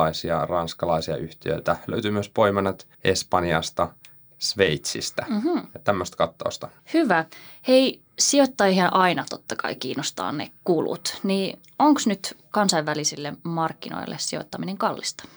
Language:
Finnish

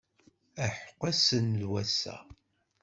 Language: Kabyle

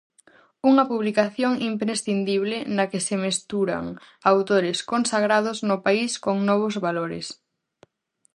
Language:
Galician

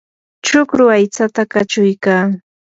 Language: Yanahuanca Pasco Quechua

